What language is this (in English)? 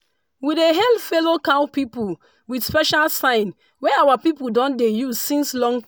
Nigerian Pidgin